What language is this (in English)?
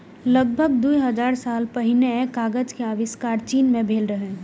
Maithili